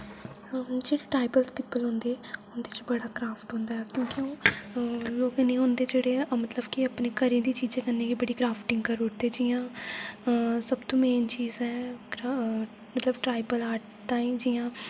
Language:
Dogri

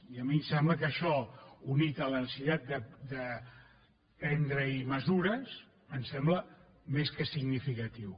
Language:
Catalan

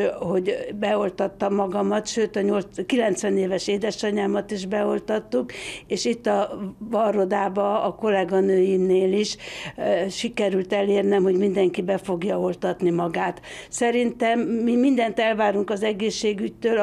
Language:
Hungarian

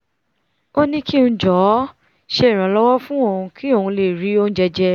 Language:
Yoruba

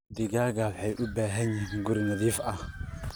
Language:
Somali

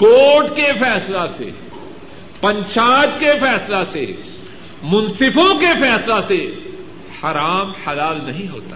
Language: Urdu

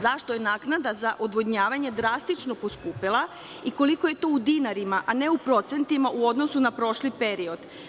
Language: Serbian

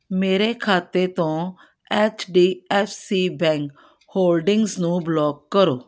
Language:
Punjabi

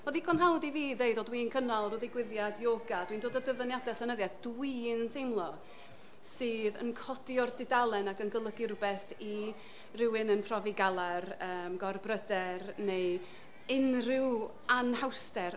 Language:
Welsh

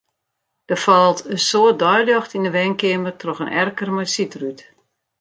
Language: Western Frisian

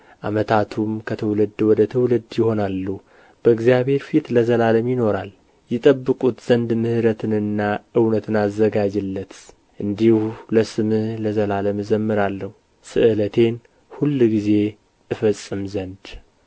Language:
Amharic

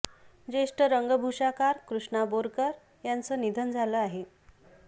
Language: Marathi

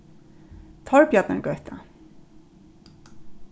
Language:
Faroese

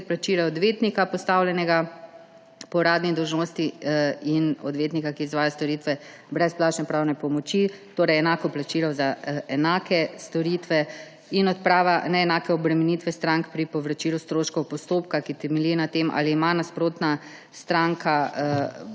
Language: Slovenian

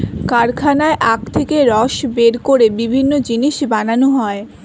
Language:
Bangla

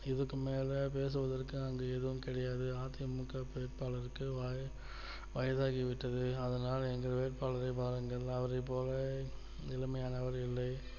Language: Tamil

